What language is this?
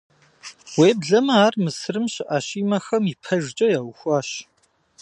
Kabardian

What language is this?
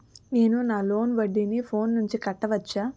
Telugu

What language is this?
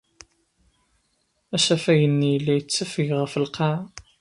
Kabyle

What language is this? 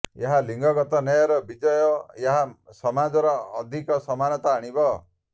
Odia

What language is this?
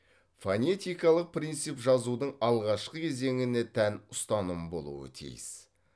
Kazakh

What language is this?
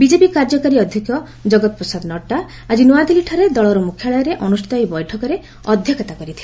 Odia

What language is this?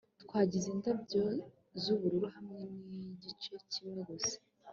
Kinyarwanda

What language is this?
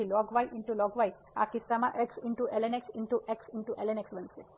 Gujarati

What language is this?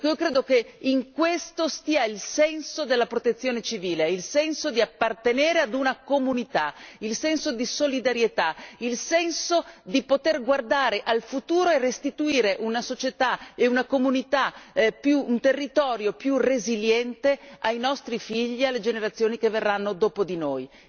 Italian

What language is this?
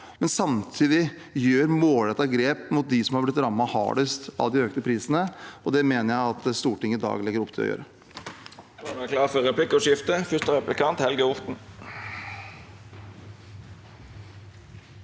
Norwegian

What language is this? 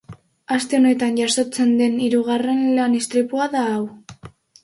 Basque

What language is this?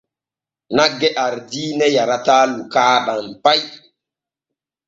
Borgu Fulfulde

